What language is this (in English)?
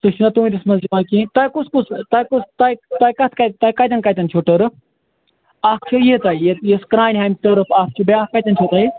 Kashmiri